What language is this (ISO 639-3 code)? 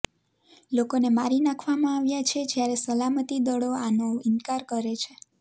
guj